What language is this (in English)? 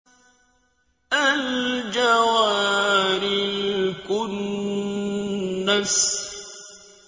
Arabic